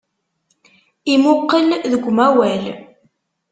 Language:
Kabyle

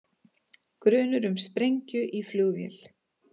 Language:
Icelandic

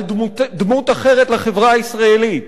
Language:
Hebrew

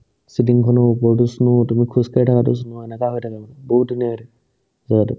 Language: Assamese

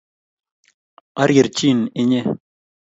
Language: Kalenjin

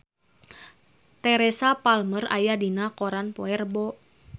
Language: Sundanese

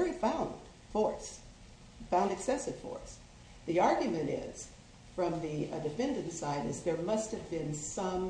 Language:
English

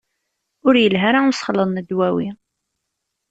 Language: Kabyle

